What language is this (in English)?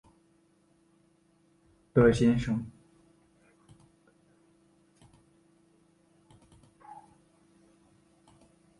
Chinese